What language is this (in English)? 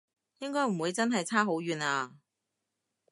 Cantonese